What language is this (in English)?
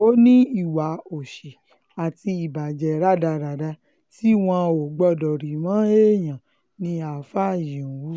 Yoruba